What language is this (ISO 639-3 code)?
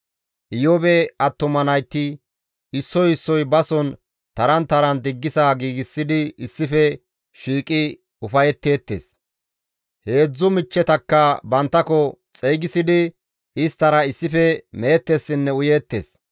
gmv